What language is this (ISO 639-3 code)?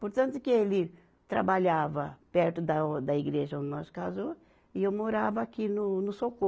por